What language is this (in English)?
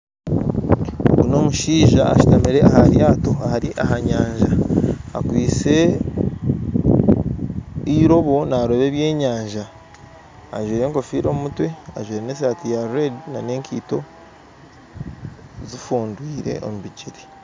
Nyankole